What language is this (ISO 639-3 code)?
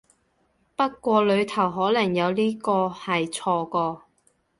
yue